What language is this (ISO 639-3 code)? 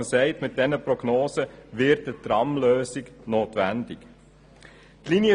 gsw